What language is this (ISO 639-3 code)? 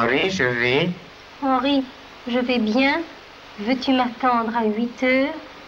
fra